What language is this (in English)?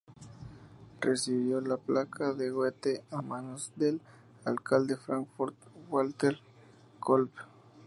Spanish